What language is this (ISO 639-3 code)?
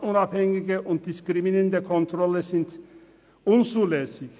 gsw